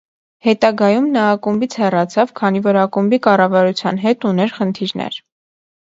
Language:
Armenian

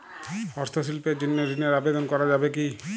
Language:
Bangla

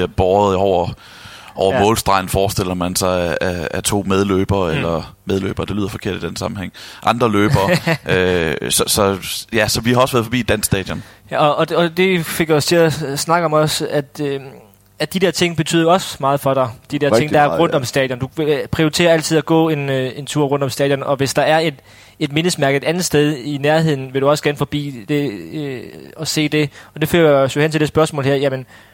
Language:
Danish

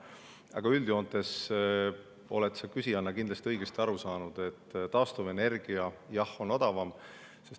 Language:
Estonian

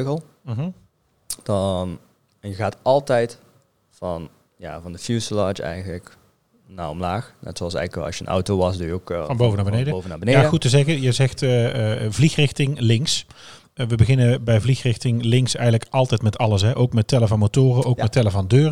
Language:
Dutch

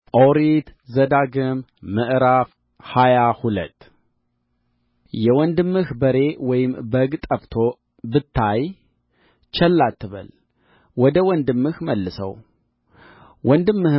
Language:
Amharic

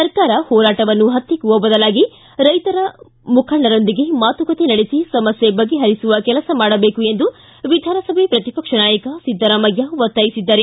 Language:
Kannada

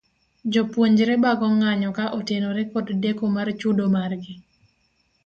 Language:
Luo (Kenya and Tanzania)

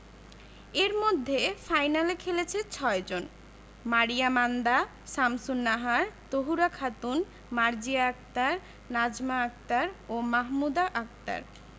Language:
Bangla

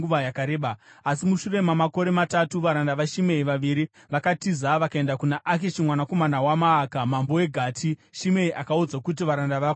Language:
Shona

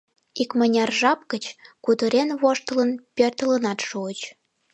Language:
Mari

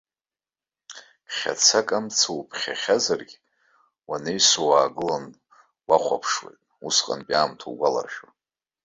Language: Abkhazian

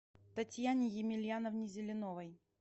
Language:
Russian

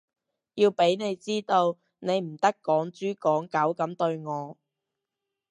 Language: Cantonese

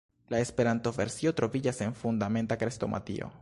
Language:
Esperanto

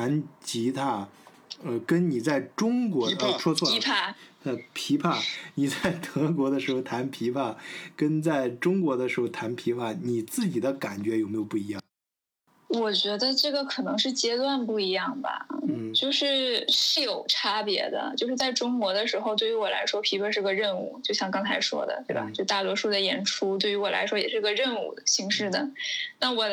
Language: Chinese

